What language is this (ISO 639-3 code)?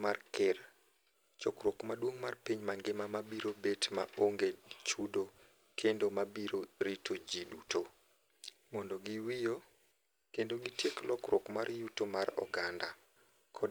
luo